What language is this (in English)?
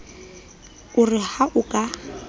Southern Sotho